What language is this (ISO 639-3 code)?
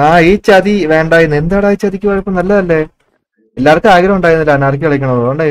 mal